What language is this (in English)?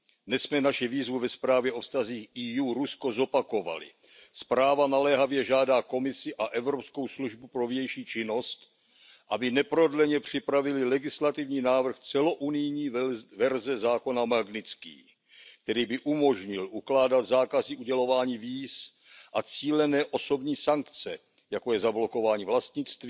Czech